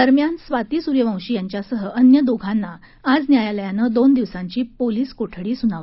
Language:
Marathi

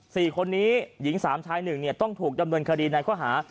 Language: Thai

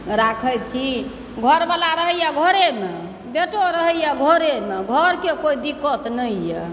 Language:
Maithili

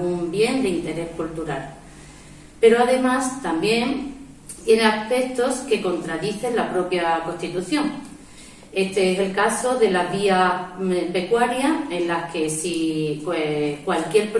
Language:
Spanish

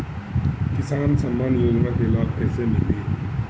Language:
Bhojpuri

